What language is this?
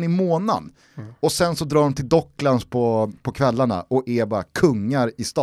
Swedish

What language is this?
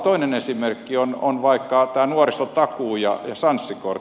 Finnish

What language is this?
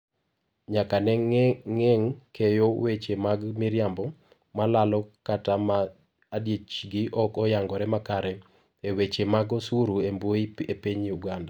Luo (Kenya and Tanzania)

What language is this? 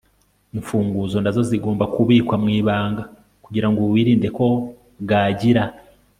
Kinyarwanda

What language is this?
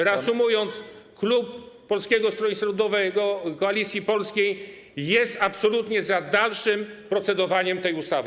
Polish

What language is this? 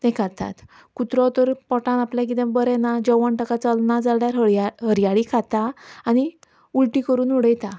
Konkani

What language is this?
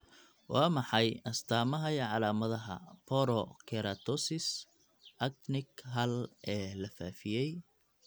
Somali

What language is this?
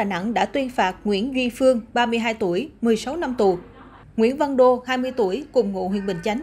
Vietnamese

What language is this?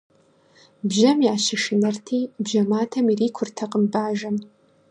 Kabardian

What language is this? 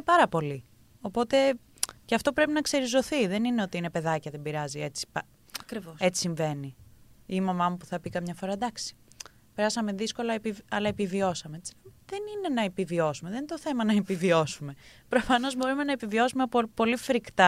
Greek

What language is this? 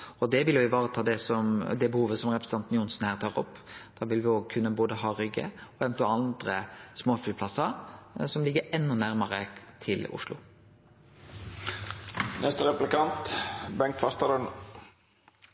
Norwegian Nynorsk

